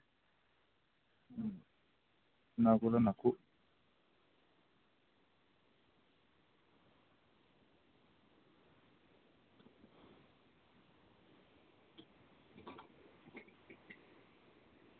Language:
Santali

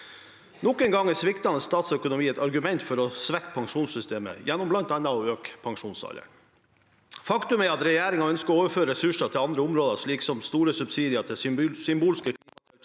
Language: Norwegian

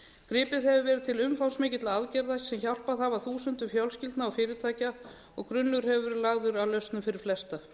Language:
Icelandic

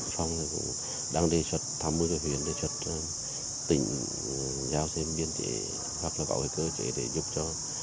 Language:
Vietnamese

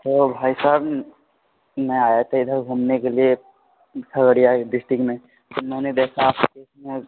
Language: Urdu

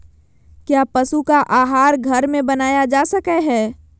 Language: Magahi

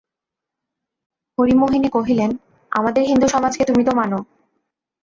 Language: Bangla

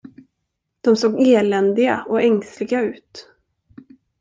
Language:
Swedish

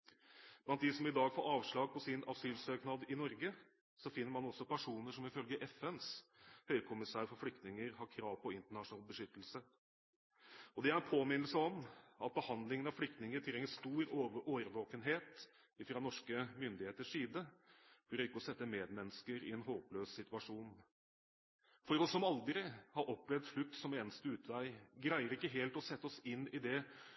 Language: Norwegian Bokmål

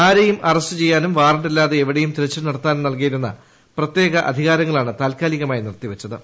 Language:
Malayalam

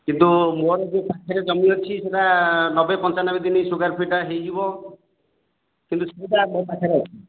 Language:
Odia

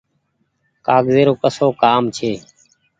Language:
Goaria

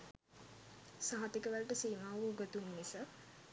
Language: Sinhala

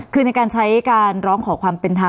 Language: Thai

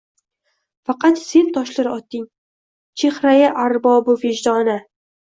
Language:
Uzbek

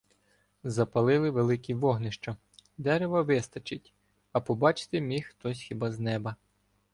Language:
Ukrainian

